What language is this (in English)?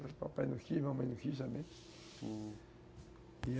Portuguese